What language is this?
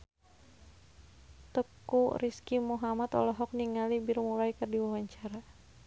Sundanese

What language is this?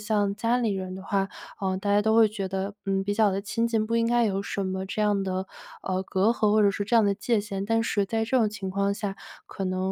Chinese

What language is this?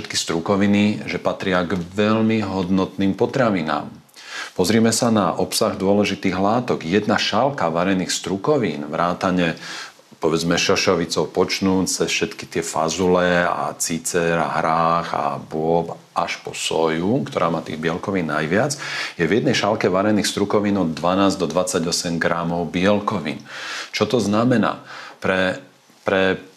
Slovak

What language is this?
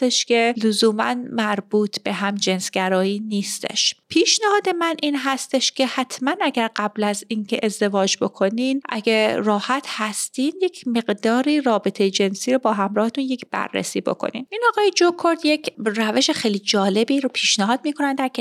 Persian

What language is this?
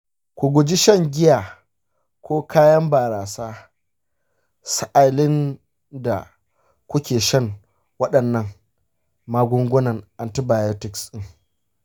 Hausa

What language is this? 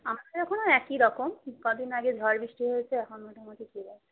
Bangla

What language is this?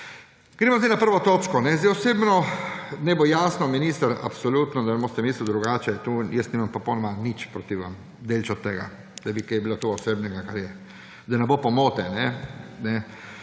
Slovenian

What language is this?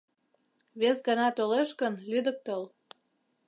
Mari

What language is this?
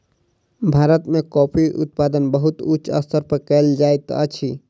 Maithili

